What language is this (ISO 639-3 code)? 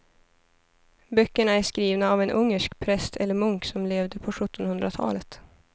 swe